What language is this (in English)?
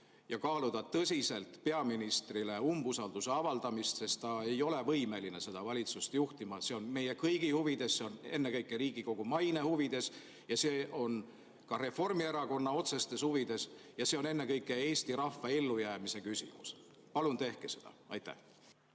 Estonian